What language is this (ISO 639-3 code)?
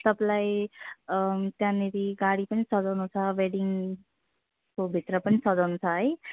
nep